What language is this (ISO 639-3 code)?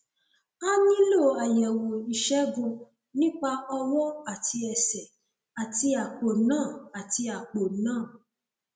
yor